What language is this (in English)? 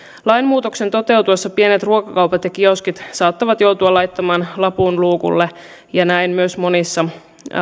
Finnish